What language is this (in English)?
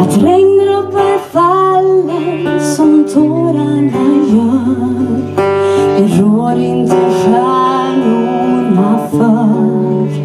Swedish